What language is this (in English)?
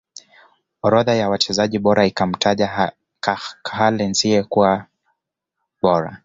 Swahili